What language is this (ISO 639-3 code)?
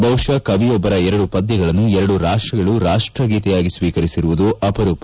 kan